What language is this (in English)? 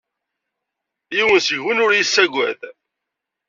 Kabyle